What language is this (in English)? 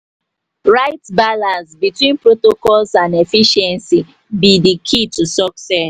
Nigerian Pidgin